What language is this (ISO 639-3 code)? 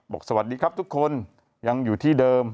tha